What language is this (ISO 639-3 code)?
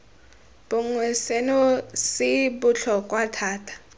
tsn